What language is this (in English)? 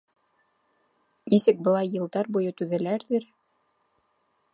Bashkir